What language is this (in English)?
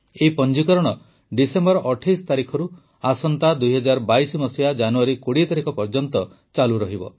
Odia